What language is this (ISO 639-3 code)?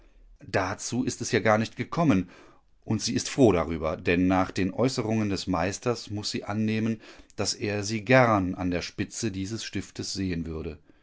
deu